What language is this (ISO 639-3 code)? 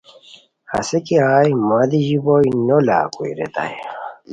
khw